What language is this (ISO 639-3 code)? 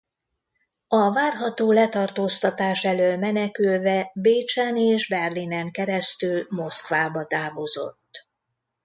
hun